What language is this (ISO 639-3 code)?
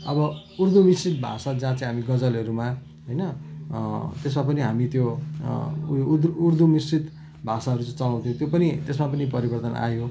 nep